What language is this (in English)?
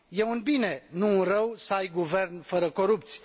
Romanian